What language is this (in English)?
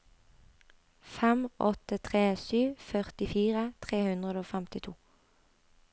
Norwegian